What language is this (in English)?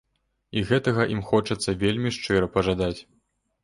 Belarusian